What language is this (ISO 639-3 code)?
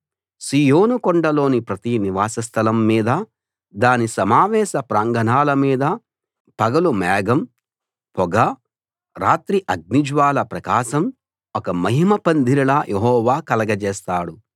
tel